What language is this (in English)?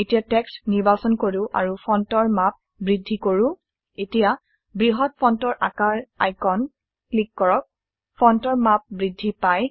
Assamese